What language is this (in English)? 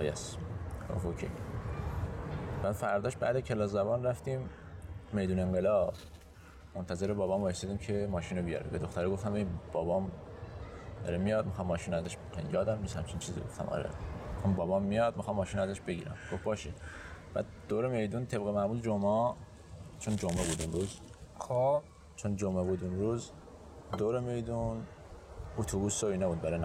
Persian